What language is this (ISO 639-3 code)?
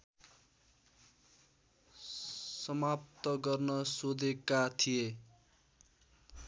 nep